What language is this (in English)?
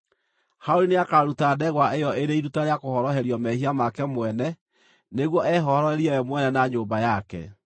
Kikuyu